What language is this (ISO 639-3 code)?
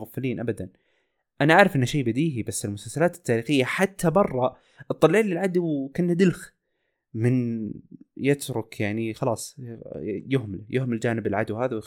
ara